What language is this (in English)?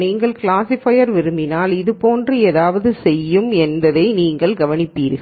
Tamil